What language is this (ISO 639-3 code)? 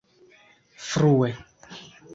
epo